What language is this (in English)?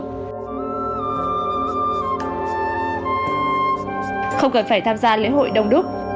Vietnamese